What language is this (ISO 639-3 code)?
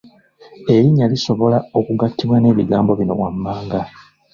lug